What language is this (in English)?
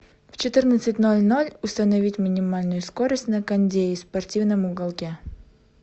Russian